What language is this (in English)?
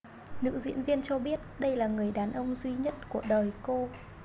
Vietnamese